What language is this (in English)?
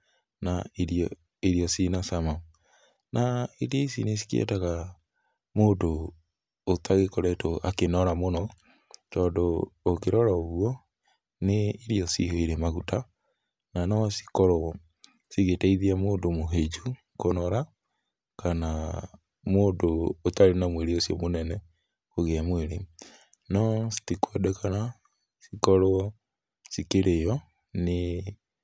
Kikuyu